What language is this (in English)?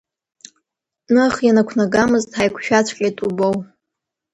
Abkhazian